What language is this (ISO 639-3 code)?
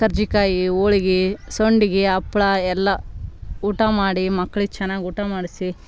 kan